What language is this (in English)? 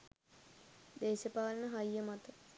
Sinhala